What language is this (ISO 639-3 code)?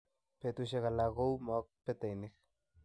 kln